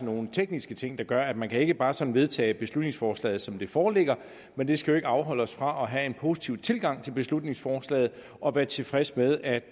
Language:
Danish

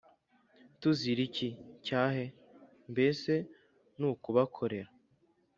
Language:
Kinyarwanda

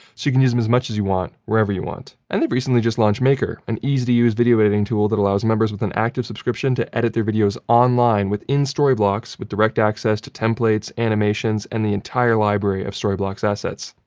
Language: English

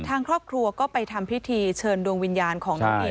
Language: Thai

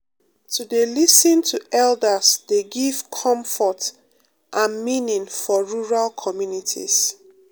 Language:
Nigerian Pidgin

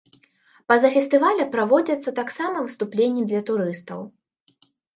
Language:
Belarusian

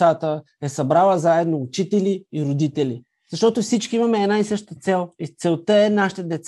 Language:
Bulgarian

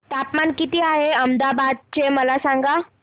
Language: Marathi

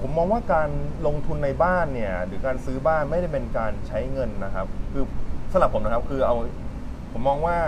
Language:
Thai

